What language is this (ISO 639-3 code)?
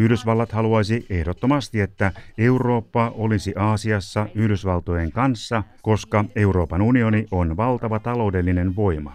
fin